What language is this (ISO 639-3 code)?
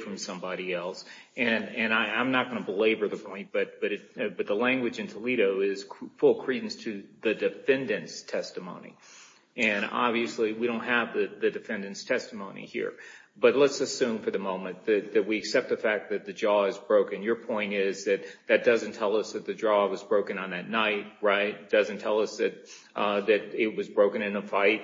eng